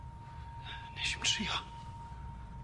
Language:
Welsh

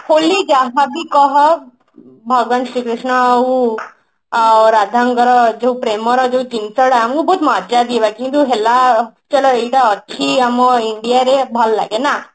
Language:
Odia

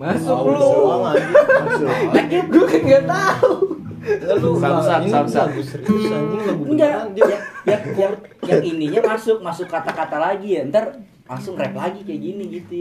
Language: Indonesian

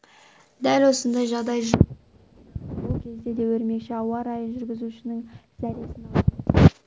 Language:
Kazakh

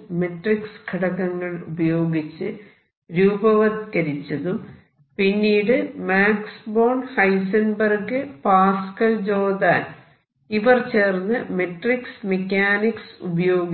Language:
Malayalam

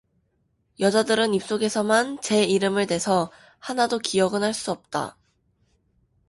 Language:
Korean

